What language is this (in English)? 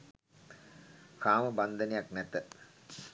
Sinhala